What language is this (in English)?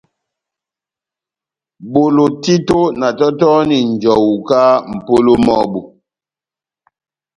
Batanga